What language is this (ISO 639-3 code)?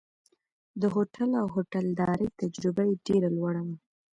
pus